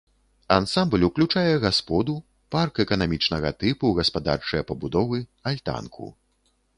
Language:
Belarusian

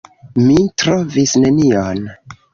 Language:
Esperanto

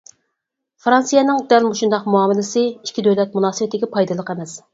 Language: Uyghur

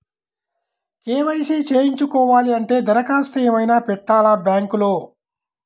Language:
Telugu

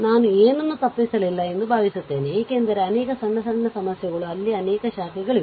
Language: Kannada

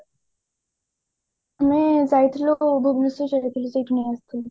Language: Odia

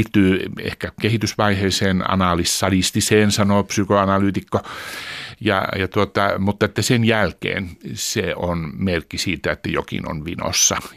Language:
Finnish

